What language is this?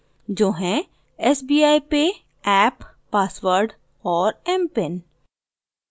Hindi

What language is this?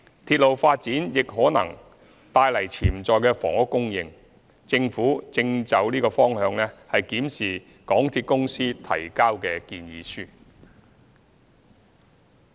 Cantonese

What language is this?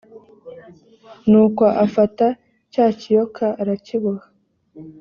Kinyarwanda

